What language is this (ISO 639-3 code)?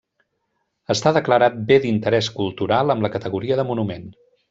cat